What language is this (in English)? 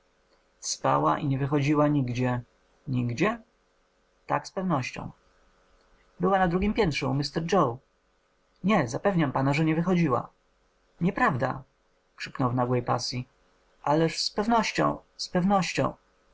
Polish